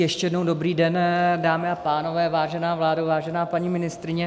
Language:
Czech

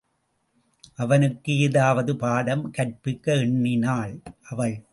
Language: Tamil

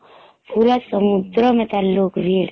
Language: Odia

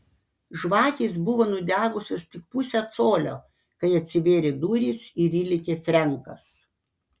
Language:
Lithuanian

